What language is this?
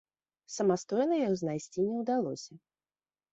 Belarusian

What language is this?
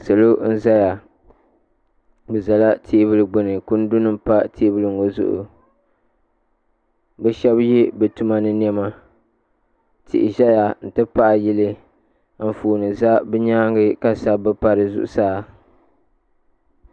Dagbani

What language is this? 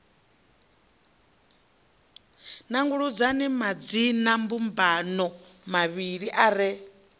Venda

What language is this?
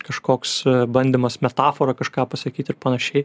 Lithuanian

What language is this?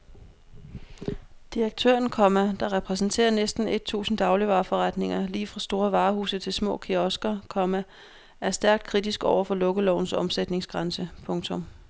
Danish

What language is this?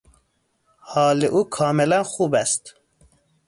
Persian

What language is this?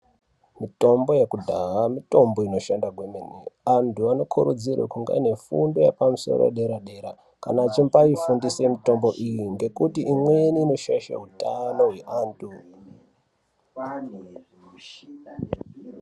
Ndau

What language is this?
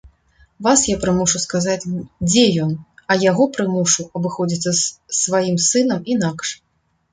Belarusian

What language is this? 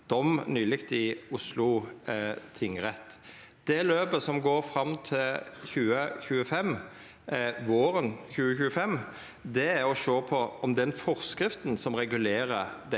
Norwegian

